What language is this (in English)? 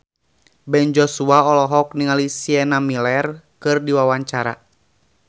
Sundanese